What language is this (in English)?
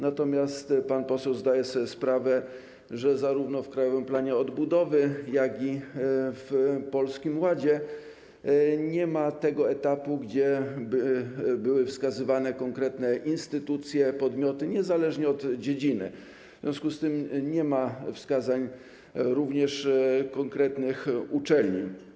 Polish